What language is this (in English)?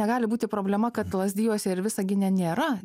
Lithuanian